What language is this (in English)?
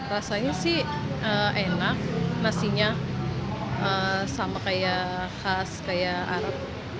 Indonesian